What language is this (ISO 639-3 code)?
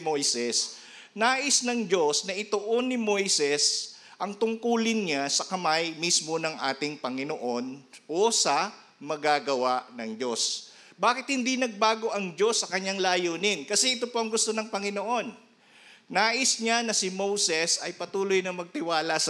fil